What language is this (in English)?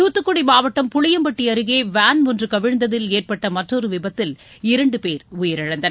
Tamil